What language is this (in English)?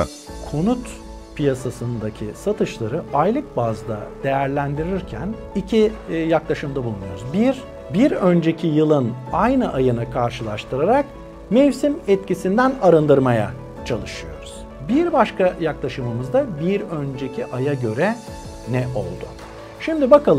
Turkish